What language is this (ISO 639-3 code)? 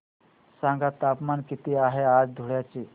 mar